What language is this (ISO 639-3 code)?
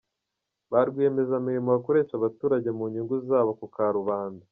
kin